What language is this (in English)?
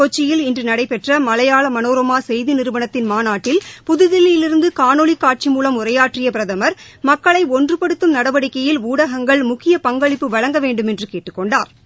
Tamil